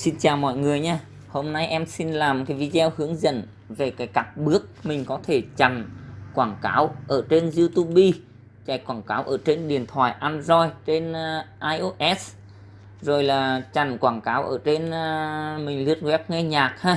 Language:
Vietnamese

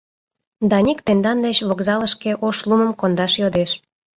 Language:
Mari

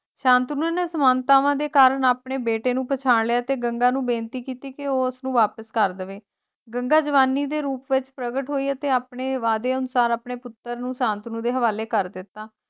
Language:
Punjabi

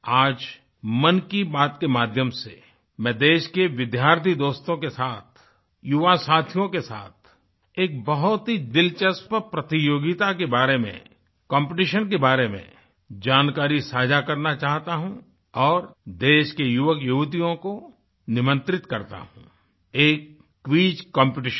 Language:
Hindi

